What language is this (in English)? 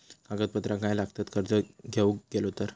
Marathi